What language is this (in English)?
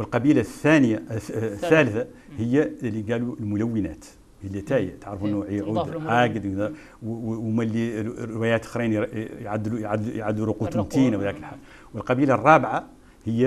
Arabic